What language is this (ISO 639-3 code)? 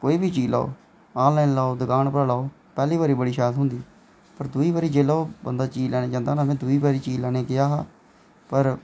doi